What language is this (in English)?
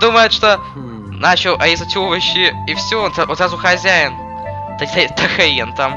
Russian